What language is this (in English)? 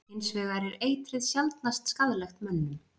Icelandic